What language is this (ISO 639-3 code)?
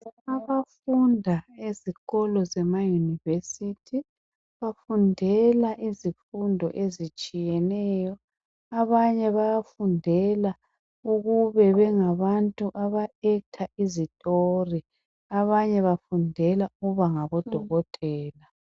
nde